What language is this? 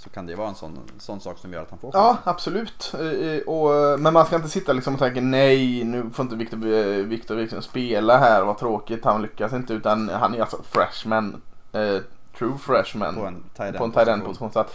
Swedish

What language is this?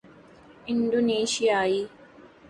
Urdu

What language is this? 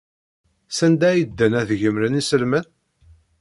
Kabyle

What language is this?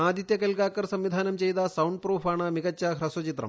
Malayalam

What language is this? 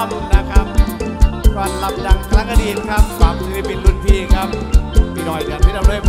Thai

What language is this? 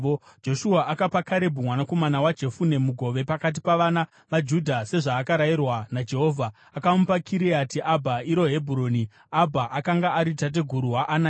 Shona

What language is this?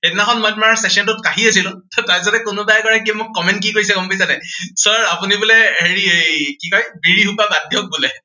Assamese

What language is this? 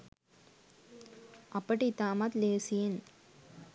Sinhala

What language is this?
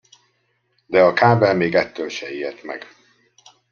Hungarian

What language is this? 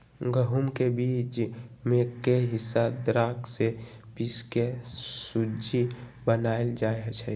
Magahi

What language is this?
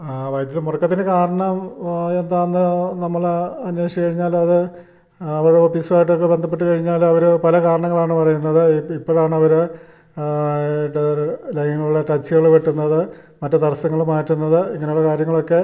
Malayalam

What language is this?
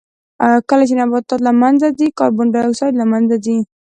Pashto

